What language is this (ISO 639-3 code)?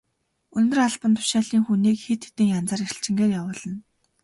mon